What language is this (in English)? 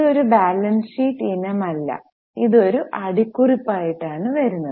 Malayalam